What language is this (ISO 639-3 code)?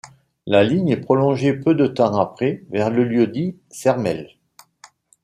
fra